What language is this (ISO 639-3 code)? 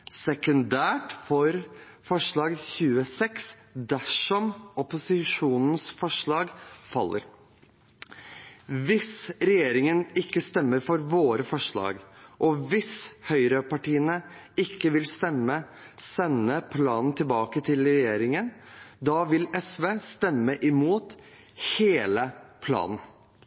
nob